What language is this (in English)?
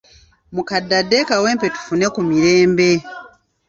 Ganda